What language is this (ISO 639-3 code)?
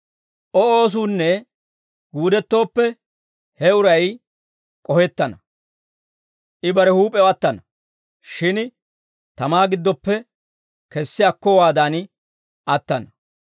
dwr